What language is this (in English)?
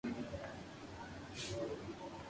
Spanish